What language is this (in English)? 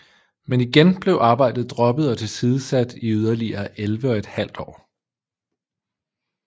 Danish